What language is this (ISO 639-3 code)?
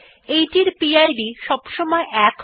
ben